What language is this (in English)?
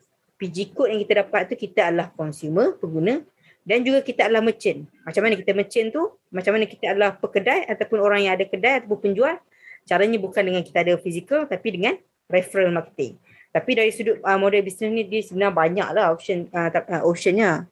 Malay